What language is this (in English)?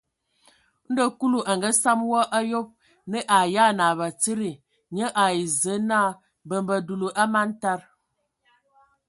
Ewondo